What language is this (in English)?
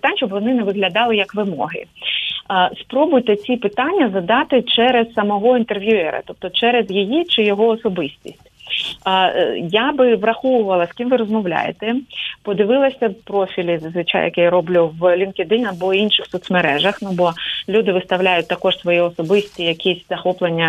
Ukrainian